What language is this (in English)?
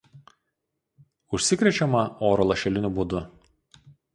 Lithuanian